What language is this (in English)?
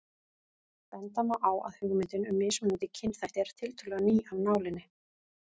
Icelandic